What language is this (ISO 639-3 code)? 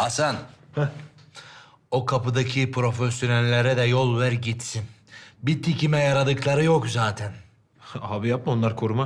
tur